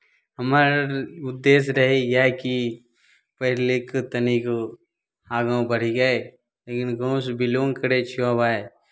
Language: Maithili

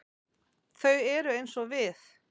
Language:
Icelandic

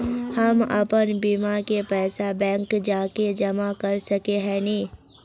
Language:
Magahi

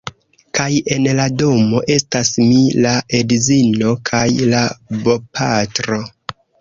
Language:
Esperanto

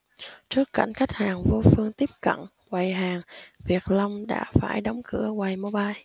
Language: Vietnamese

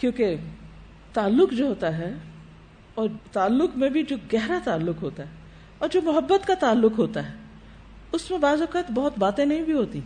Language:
Urdu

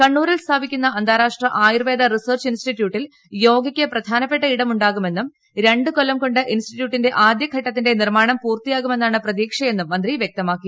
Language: Malayalam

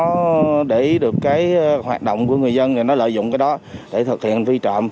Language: Vietnamese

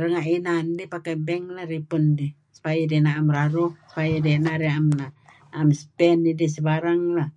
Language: Kelabit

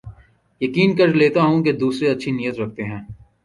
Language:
Urdu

